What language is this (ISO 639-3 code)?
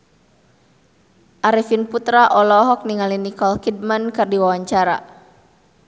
sun